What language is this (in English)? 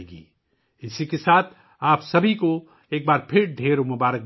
Urdu